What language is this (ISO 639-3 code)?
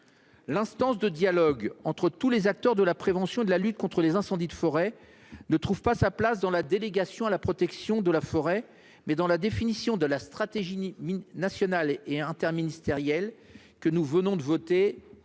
fra